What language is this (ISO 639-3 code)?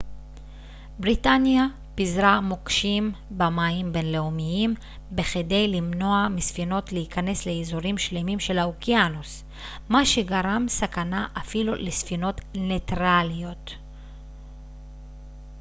heb